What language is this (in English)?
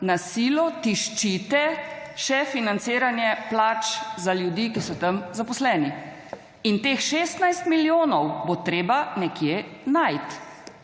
Slovenian